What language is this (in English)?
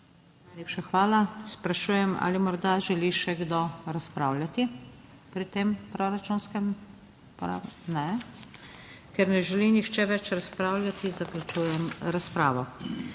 Slovenian